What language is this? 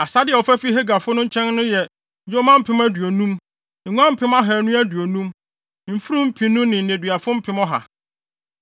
Akan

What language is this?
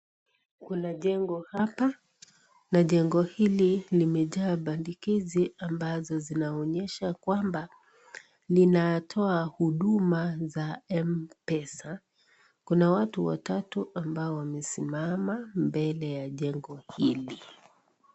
Swahili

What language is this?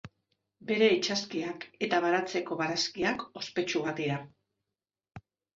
Basque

